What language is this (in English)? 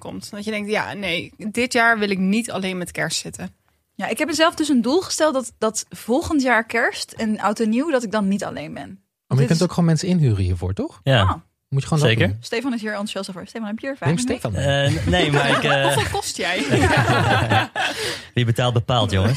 Dutch